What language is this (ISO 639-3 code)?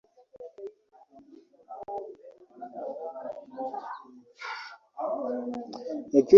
lug